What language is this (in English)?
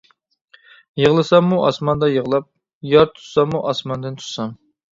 Uyghur